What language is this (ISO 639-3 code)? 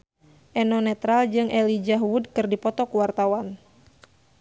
sun